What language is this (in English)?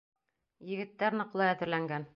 Bashkir